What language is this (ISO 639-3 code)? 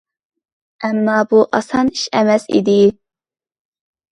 uig